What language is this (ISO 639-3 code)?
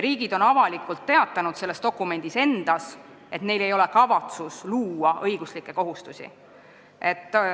est